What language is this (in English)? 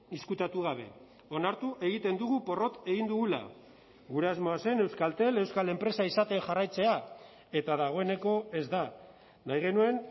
Basque